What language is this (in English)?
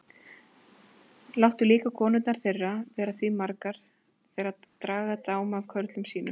Icelandic